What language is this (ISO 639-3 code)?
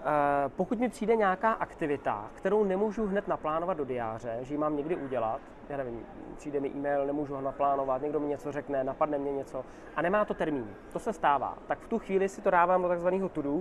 ces